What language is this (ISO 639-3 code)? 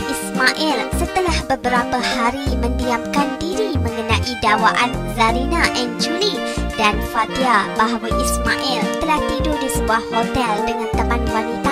msa